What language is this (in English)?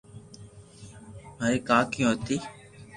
Loarki